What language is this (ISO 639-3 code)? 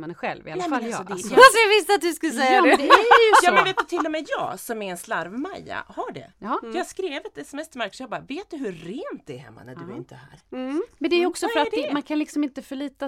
swe